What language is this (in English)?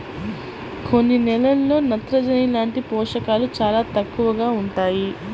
Telugu